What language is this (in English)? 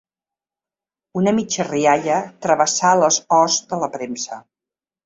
Catalan